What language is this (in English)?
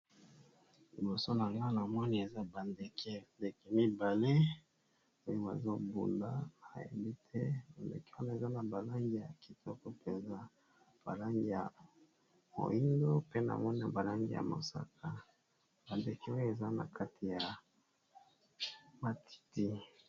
Lingala